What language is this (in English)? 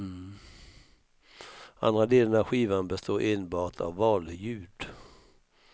Swedish